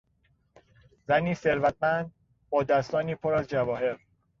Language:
Persian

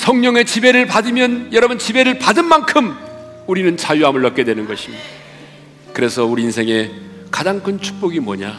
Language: Korean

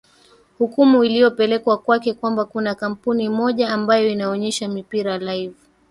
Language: Swahili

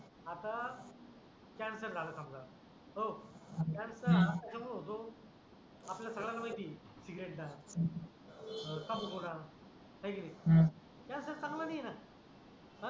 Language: Marathi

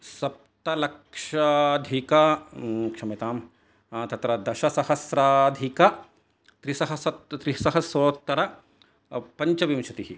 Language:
Sanskrit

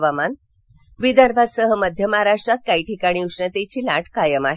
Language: Marathi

